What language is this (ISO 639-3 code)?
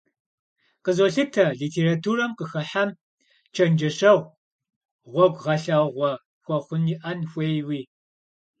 kbd